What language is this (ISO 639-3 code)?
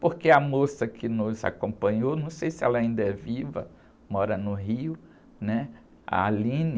por